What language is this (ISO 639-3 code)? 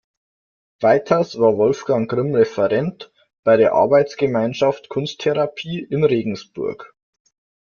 deu